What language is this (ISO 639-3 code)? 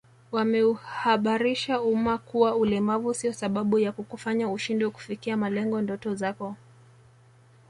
swa